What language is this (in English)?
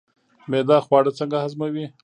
Pashto